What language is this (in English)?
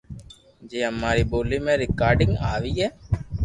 Loarki